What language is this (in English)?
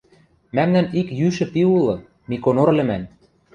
Western Mari